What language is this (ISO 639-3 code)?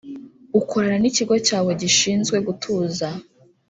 kin